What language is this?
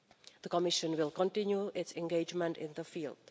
English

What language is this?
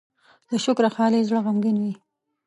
Pashto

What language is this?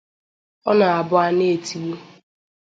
Igbo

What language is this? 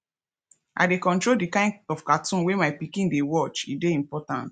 Nigerian Pidgin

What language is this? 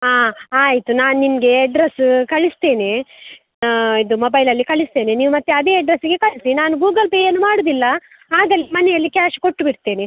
Kannada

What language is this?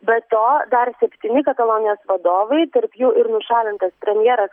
Lithuanian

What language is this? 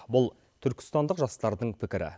Kazakh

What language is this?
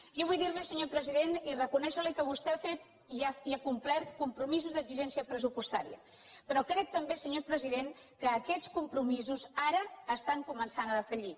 Catalan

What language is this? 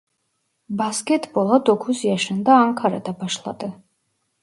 Turkish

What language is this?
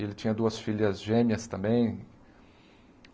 Portuguese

